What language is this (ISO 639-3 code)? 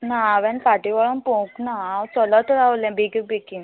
kok